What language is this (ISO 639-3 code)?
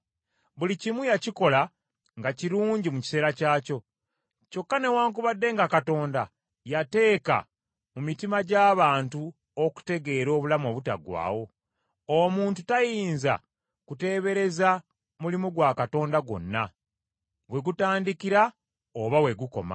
lug